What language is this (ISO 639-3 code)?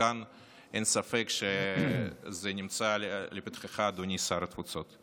heb